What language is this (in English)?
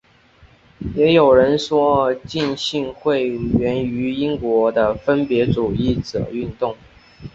Chinese